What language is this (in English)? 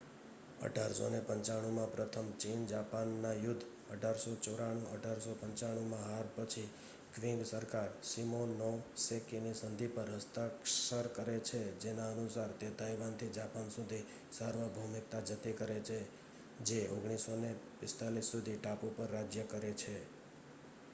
Gujarati